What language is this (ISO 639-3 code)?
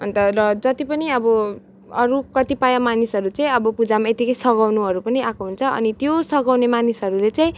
nep